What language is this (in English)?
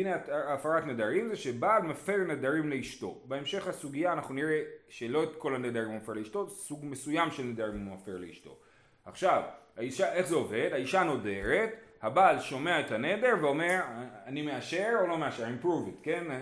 Hebrew